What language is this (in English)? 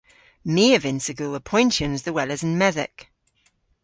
Cornish